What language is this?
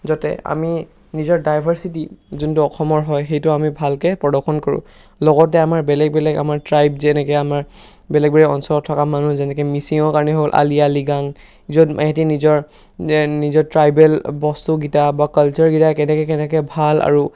Assamese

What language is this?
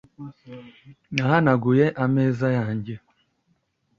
Kinyarwanda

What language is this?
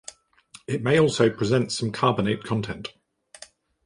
English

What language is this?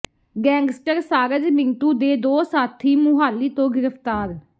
Punjabi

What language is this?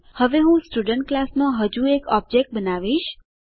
Gujarati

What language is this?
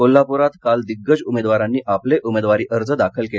Marathi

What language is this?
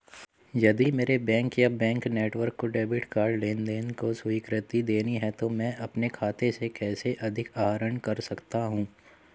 Hindi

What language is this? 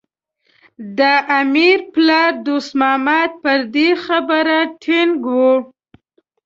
Pashto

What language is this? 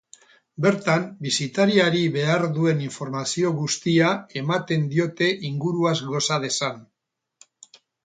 Basque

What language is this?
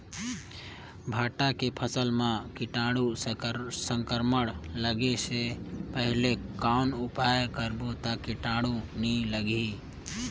Chhattisgarhi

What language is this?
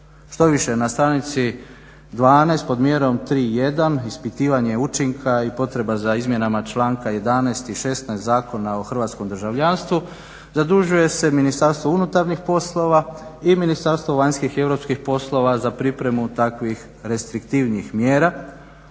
Croatian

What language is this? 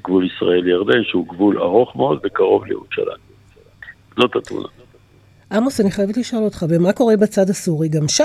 Hebrew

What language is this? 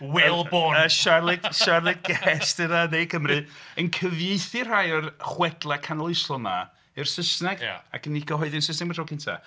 Welsh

